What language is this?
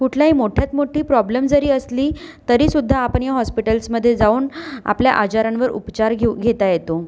Marathi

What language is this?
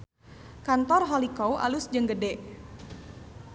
Sundanese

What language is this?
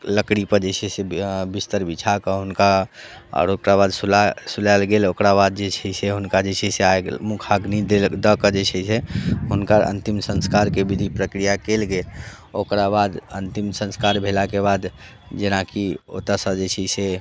Maithili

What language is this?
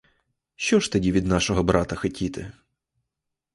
Ukrainian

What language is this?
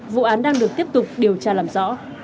Vietnamese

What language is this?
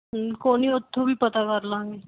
Punjabi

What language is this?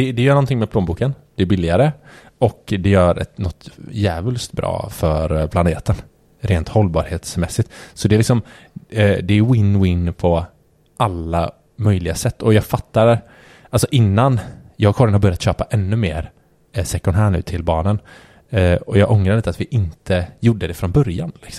Swedish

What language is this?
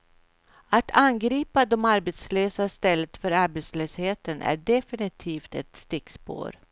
Swedish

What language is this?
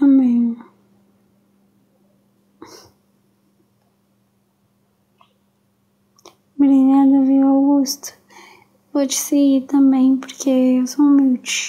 Portuguese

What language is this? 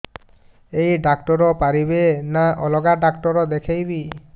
Odia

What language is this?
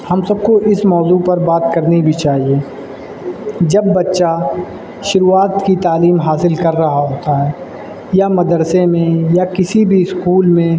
Urdu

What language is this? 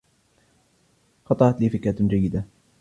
Arabic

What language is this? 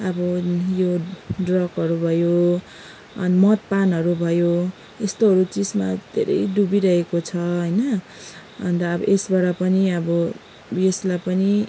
Nepali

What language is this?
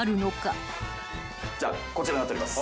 Japanese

